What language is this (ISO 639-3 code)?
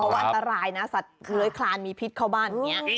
tha